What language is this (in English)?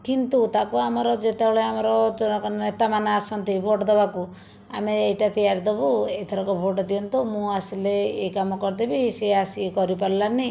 Odia